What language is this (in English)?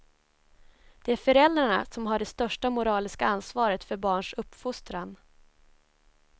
Swedish